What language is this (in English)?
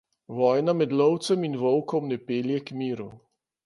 Slovenian